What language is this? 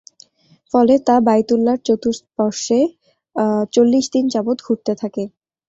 Bangla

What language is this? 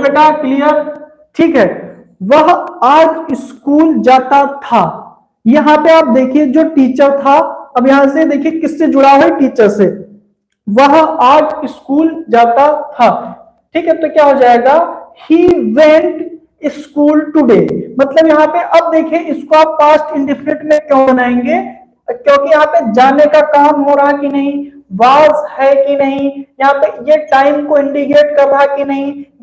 Hindi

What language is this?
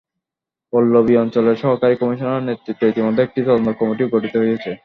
Bangla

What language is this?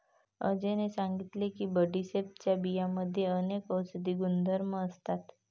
Marathi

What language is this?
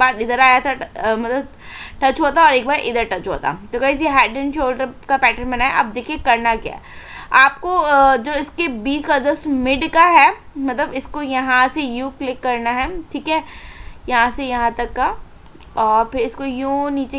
Hindi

